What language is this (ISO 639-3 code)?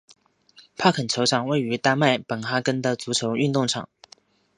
zho